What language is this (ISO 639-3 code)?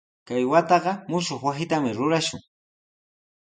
qws